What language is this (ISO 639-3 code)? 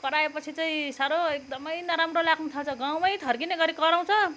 nep